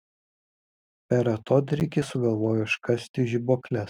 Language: Lithuanian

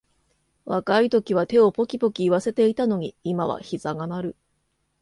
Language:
Japanese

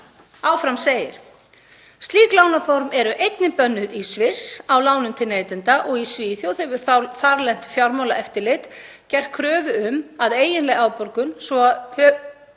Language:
Icelandic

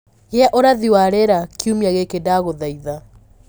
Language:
Kikuyu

